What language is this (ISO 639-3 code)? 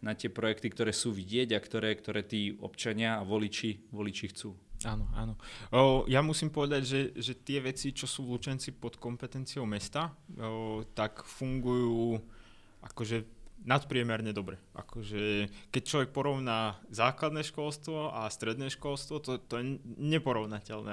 slk